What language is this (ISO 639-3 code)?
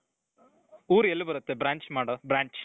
kan